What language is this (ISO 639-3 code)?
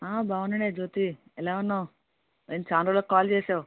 tel